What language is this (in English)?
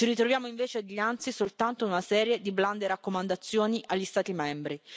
Italian